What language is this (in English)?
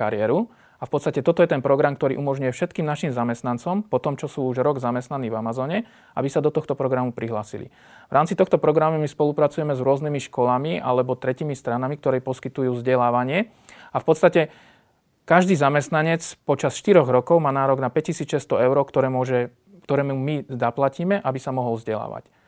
Slovak